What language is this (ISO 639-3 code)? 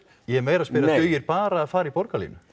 isl